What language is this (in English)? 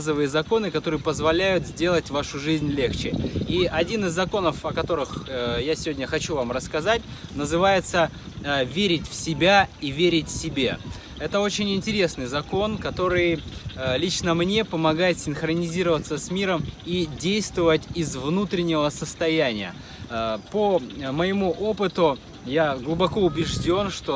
Russian